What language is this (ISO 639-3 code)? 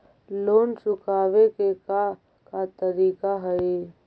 mag